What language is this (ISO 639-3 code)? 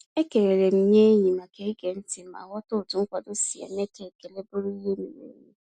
ibo